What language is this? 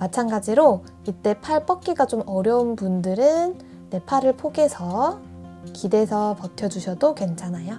Korean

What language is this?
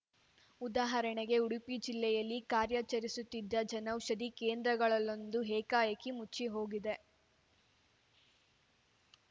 Kannada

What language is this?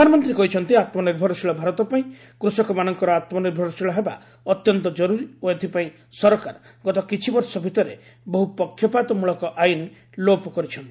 Odia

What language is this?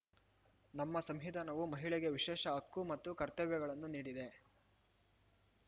Kannada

